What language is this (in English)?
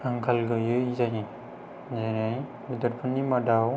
Bodo